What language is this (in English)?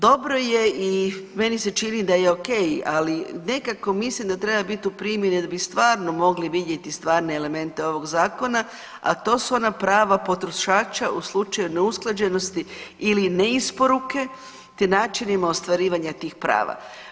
Croatian